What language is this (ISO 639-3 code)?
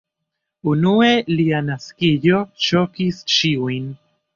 epo